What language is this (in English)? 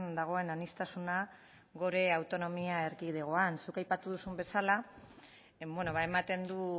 Basque